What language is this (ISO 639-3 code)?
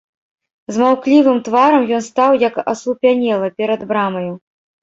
bel